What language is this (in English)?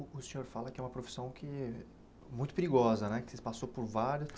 Portuguese